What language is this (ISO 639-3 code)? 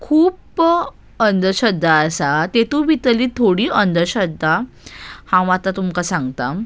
kok